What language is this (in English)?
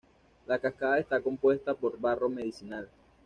Spanish